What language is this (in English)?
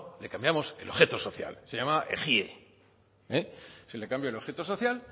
Spanish